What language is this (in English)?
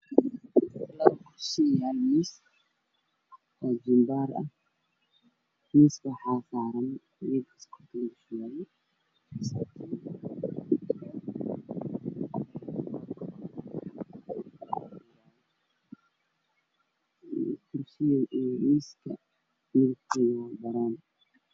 Somali